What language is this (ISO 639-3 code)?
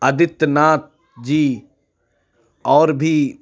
urd